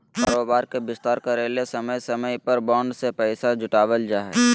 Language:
Magahi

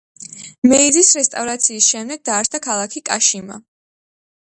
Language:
Georgian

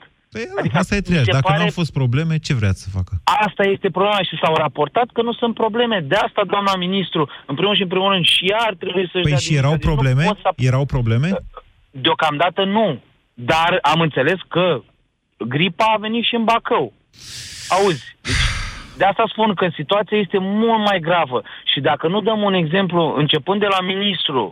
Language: Romanian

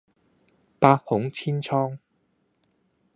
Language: Cantonese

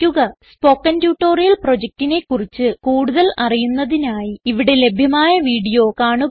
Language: Malayalam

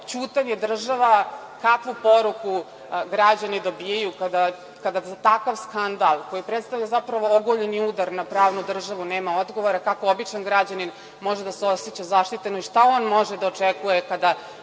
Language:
Serbian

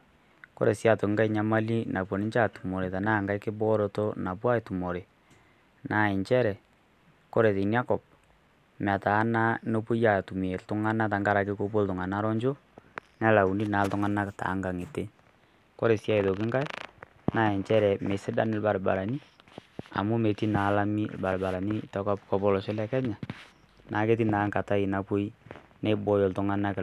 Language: Masai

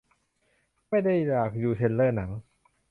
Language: Thai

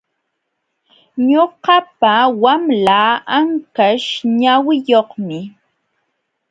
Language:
Jauja Wanca Quechua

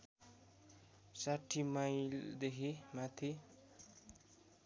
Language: Nepali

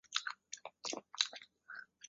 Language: Chinese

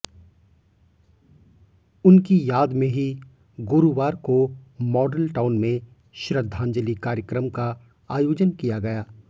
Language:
Hindi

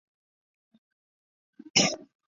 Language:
Chinese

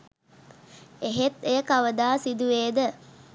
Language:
Sinhala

